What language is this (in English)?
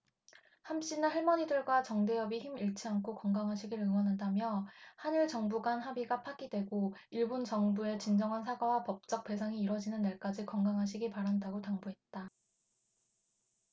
Korean